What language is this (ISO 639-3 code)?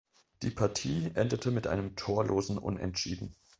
deu